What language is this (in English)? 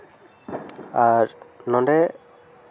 Santali